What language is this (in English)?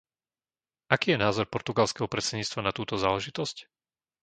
Slovak